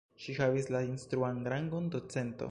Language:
Esperanto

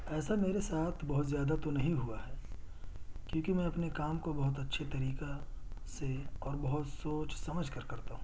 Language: Urdu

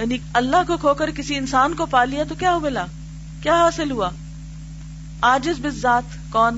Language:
Urdu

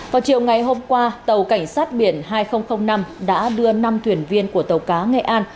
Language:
Vietnamese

